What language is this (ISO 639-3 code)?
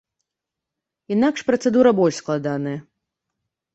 bel